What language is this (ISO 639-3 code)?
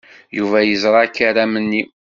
kab